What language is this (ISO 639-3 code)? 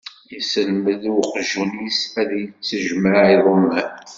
kab